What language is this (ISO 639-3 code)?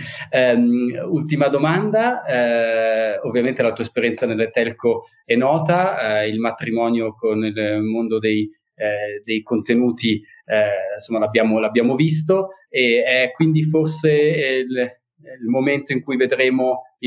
ita